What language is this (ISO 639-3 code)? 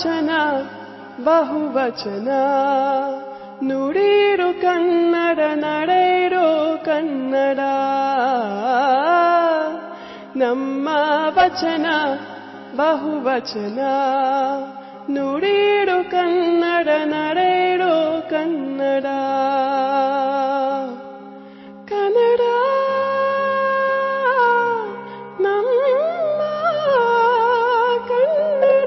ori